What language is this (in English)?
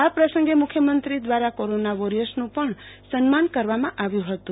Gujarati